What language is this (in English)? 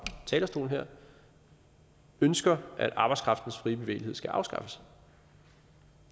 Danish